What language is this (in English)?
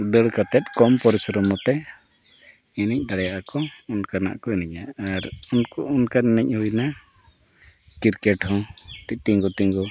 Santali